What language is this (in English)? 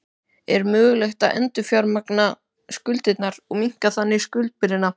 Icelandic